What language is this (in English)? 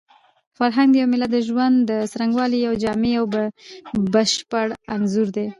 Pashto